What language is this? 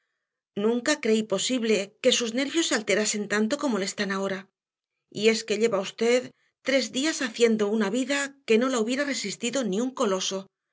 Spanish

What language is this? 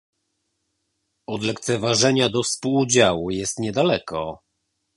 Polish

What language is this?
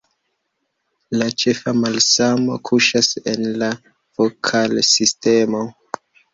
Esperanto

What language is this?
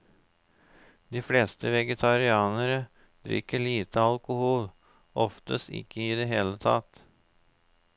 Norwegian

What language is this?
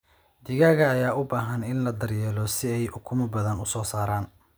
Somali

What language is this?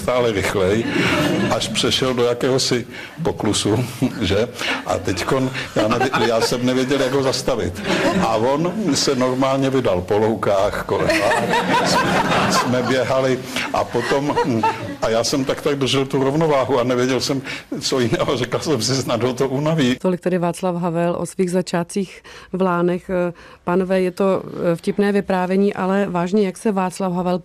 Czech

